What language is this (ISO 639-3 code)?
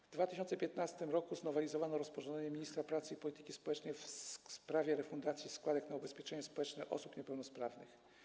pol